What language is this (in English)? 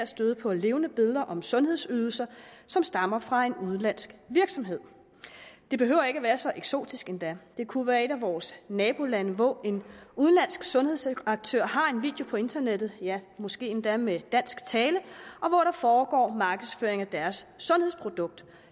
Danish